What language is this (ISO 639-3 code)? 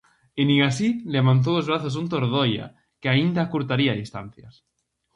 glg